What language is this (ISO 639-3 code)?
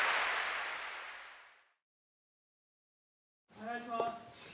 jpn